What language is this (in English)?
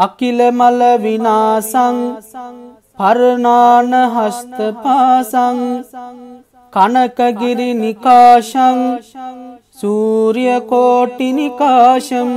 Hindi